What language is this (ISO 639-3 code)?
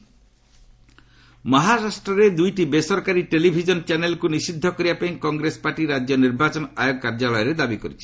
ori